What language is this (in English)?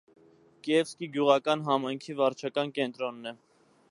Armenian